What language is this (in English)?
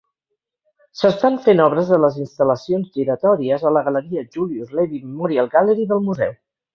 Catalan